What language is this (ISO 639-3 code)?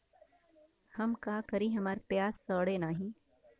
bho